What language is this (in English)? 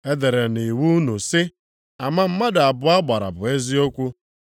Igbo